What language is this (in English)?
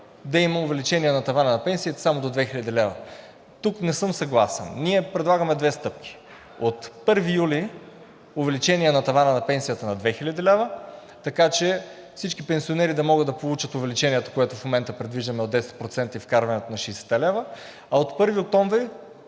Bulgarian